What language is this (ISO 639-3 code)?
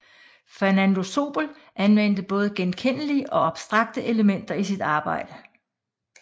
dan